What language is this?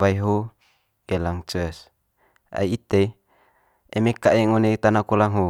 Manggarai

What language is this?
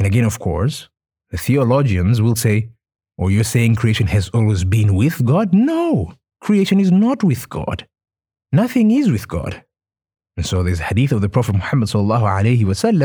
English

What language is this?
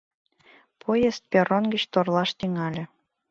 Mari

